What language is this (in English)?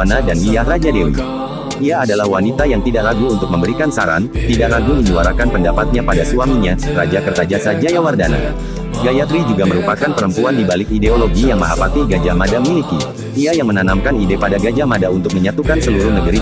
Indonesian